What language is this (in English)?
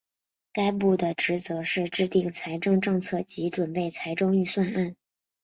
Chinese